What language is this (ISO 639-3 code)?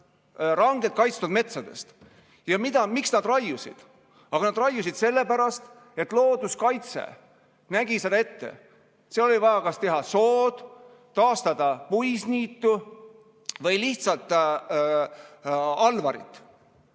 est